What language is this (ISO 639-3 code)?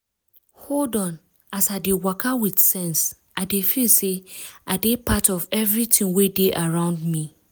pcm